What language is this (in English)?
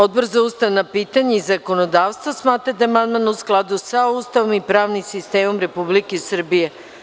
Serbian